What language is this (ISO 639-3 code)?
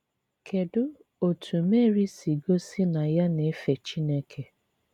ibo